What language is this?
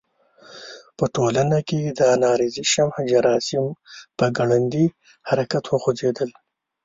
Pashto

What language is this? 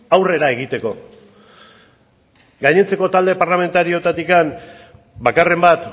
Basque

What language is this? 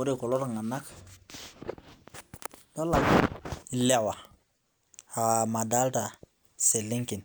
Masai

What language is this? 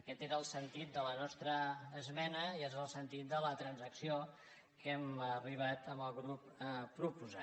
Catalan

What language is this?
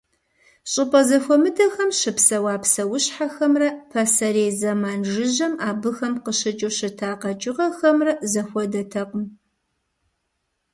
Kabardian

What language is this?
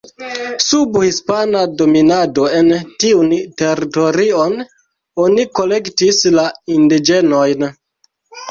Esperanto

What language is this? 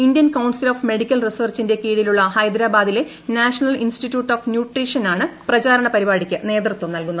Malayalam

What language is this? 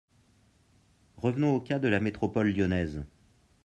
French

